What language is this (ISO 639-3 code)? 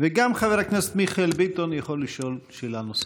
heb